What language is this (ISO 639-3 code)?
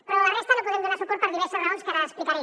cat